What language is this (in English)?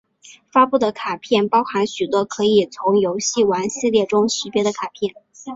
Chinese